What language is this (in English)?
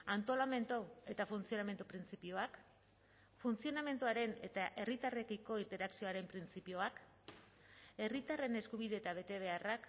Basque